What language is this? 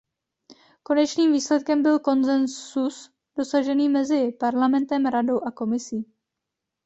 Czech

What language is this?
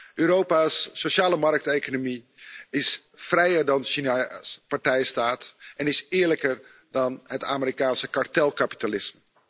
Dutch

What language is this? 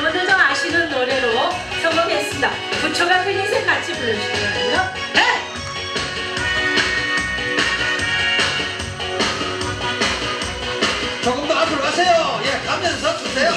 Korean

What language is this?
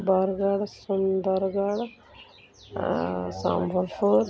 Odia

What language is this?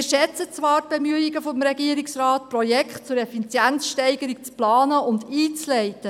Swiss German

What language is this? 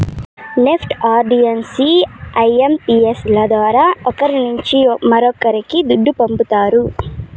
Telugu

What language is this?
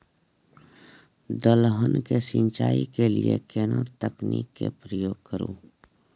Maithili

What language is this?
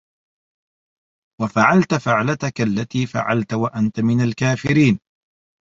Arabic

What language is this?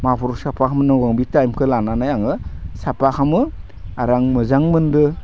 Bodo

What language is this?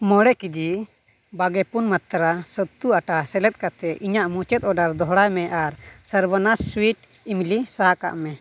Santali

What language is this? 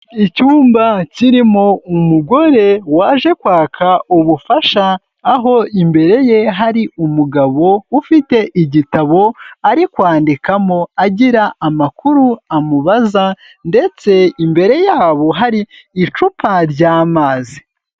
Kinyarwanda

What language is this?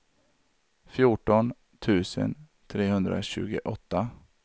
Swedish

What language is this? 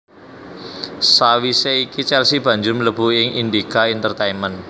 Javanese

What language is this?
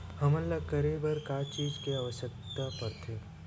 Chhattisgarhi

